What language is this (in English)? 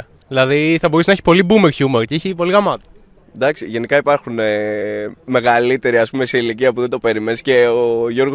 Greek